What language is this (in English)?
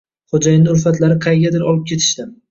Uzbek